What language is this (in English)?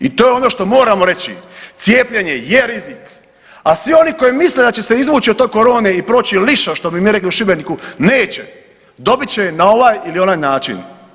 Croatian